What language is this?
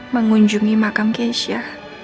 Indonesian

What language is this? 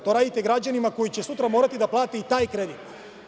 Serbian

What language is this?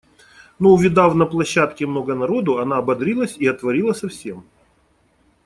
Russian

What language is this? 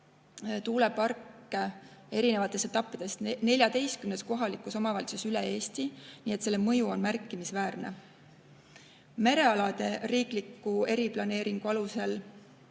Estonian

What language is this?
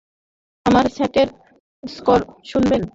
Bangla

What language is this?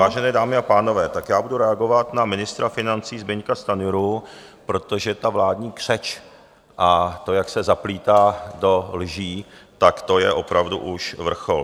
Czech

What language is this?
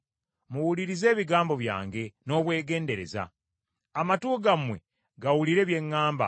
Ganda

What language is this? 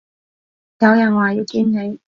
Cantonese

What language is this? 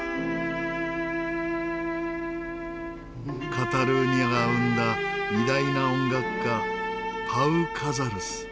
Japanese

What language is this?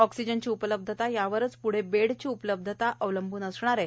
Marathi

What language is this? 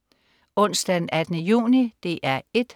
Danish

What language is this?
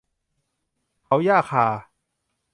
Thai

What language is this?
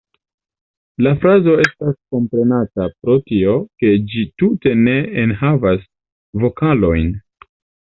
Esperanto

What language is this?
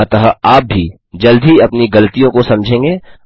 Hindi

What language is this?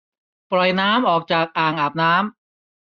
Thai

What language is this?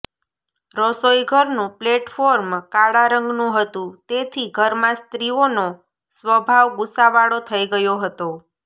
Gujarati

